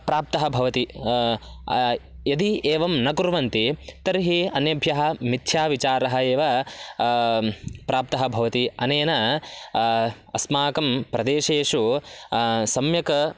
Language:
Sanskrit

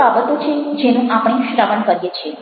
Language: Gujarati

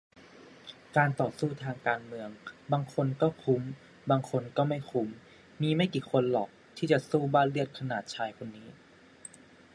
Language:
Thai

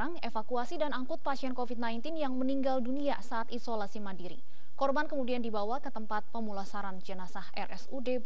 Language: Indonesian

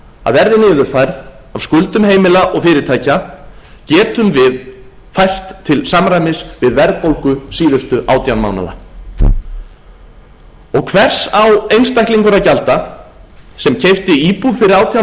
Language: Icelandic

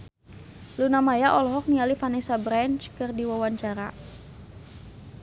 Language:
Sundanese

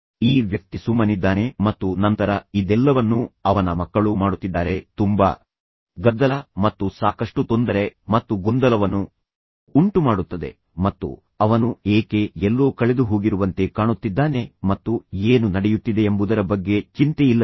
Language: Kannada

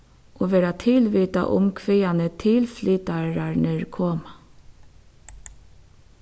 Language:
Faroese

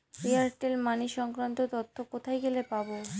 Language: Bangla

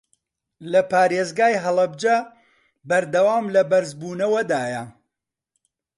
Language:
Central Kurdish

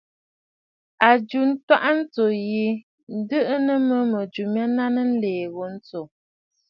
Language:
Bafut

